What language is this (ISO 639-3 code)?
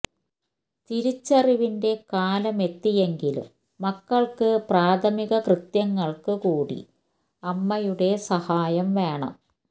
mal